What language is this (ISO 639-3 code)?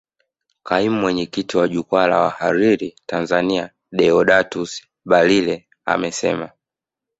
swa